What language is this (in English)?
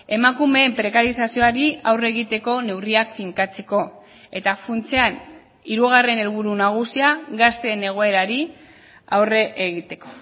Basque